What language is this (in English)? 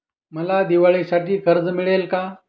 Marathi